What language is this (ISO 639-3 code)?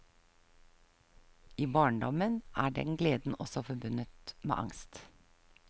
nor